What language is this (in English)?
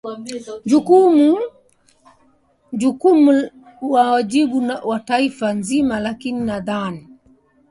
Swahili